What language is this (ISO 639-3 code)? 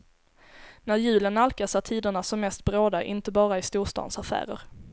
swe